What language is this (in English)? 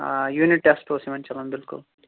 Kashmiri